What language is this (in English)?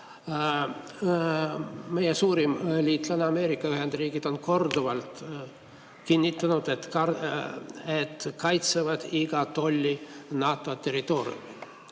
Estonian